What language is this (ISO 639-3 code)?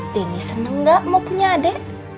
ind